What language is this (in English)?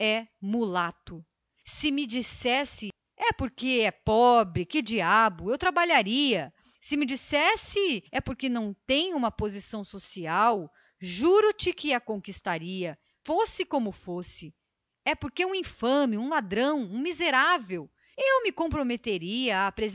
Portuguese